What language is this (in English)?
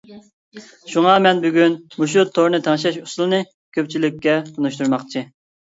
Uyghur